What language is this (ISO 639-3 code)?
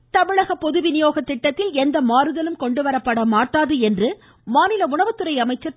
tam